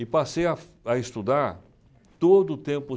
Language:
Portuguese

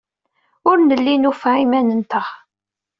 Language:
Kabyle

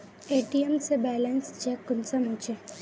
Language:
Magahi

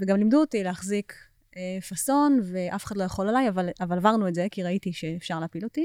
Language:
Hebrew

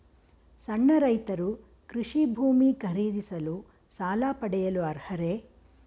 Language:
Kannada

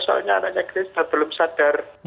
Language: Indonesian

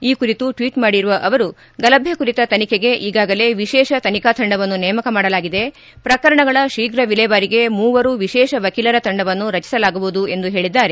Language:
Kannada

